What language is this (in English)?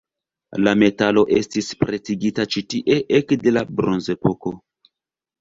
Esperanto